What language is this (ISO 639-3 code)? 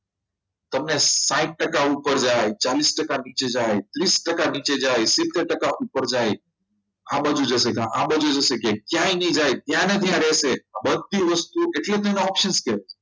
guj